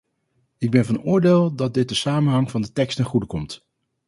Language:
Dutch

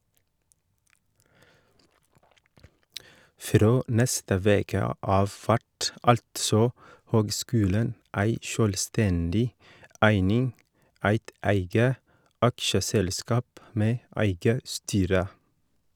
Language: Norwegian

